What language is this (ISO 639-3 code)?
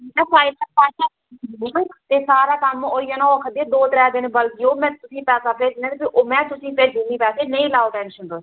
doi